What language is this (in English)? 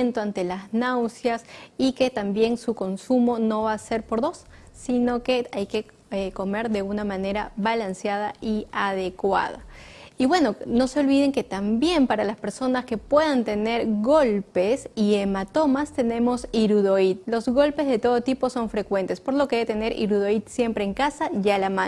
Spanish